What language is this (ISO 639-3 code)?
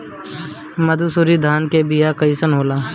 bho